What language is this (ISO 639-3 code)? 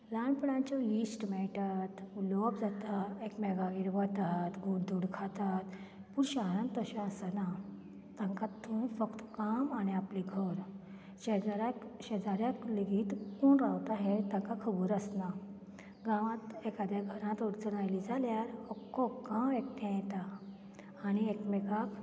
kok